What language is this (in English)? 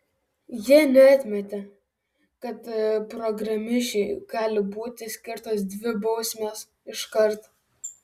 Lithuanian